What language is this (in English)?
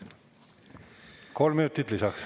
Estonian